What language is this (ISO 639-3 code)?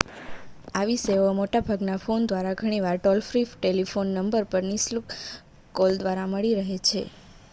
guj